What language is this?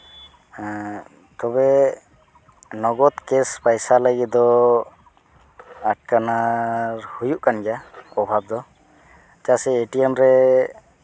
Santali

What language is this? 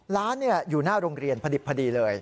Thai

